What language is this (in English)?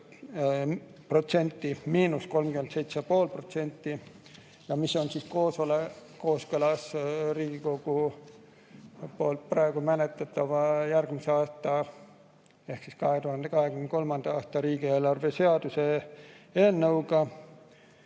Estonian